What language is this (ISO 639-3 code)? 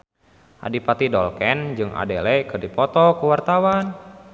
sun